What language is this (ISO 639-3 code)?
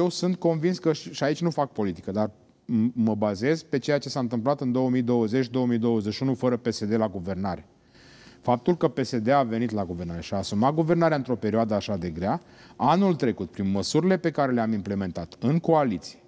ron